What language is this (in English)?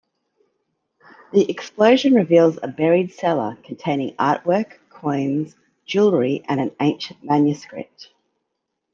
English